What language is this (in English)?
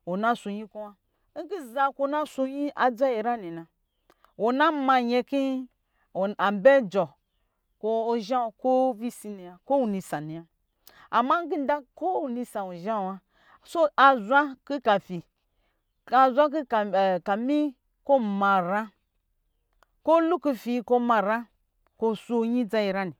Lijili